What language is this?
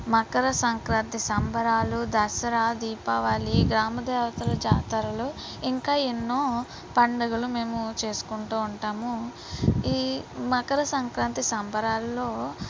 Telugu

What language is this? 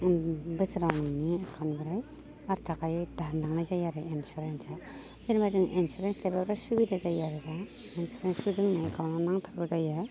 Bodo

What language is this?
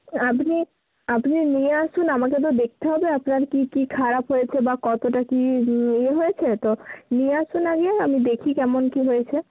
Bangla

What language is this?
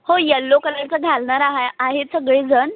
Marathi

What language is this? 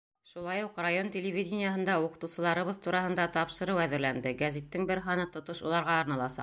Bashkir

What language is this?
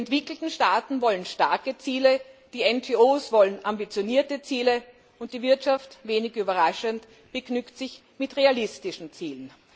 German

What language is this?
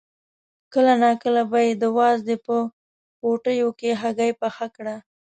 Pashto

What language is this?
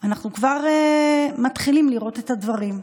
Hebrew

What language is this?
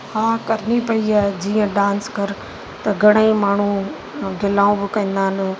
Sindhi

